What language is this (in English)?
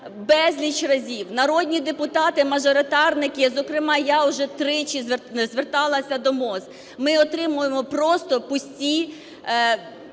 Ukrainian